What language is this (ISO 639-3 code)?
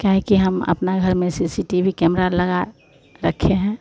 hin